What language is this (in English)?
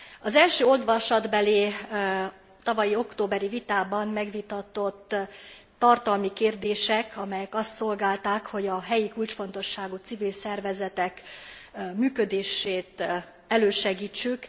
Hungarian